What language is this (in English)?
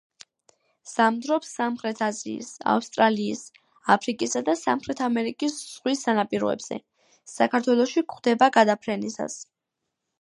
Georgian